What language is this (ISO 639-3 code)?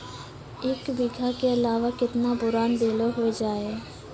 mai